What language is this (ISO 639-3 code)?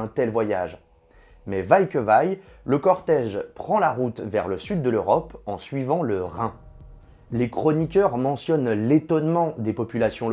fra